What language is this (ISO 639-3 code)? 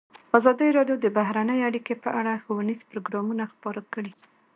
pus